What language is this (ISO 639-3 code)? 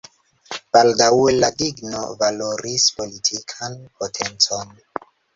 epo